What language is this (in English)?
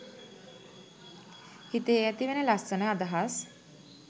Sinhala